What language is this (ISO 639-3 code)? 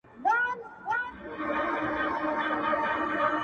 pus